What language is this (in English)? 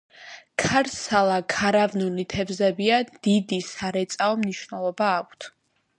Georgian